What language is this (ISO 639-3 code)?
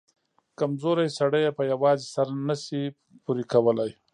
pus